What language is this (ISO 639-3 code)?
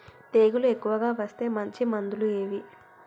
tel